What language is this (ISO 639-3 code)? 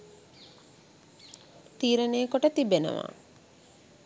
sin